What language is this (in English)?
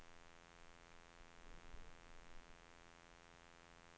Swedish